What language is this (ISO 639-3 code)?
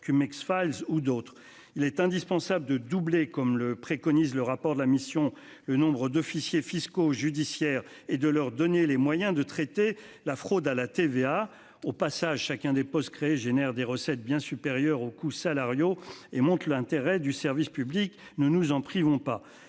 fra